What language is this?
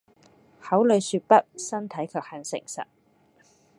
Cantonese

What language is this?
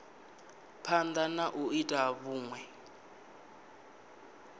Venda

